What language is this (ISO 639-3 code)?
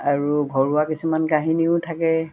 asm